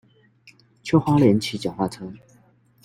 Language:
Chinese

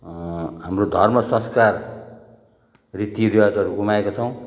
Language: Nepali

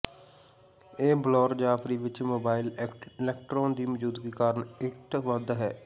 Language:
Punjabi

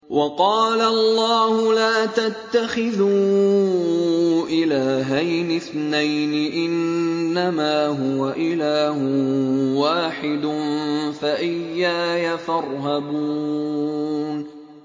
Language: Arabic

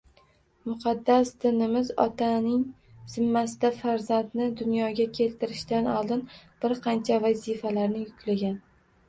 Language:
Uzbek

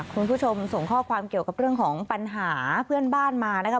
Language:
Thai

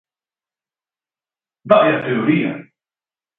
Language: Galician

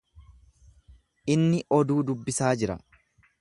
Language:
Oromo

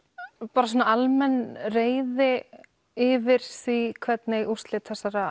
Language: Icelandic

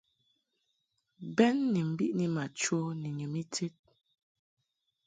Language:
Mungaka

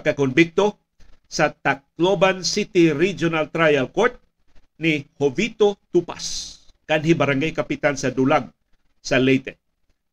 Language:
Filipino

